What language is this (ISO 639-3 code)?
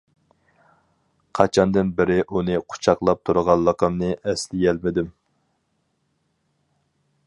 uig